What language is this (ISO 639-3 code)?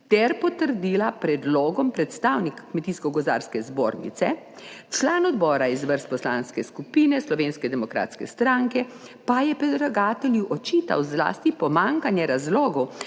slv